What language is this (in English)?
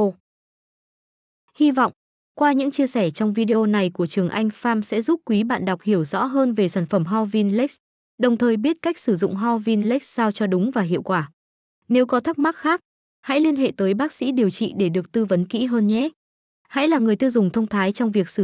Vietnamese